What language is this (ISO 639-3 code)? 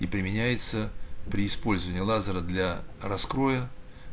rus